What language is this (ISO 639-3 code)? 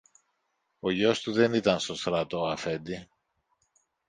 ell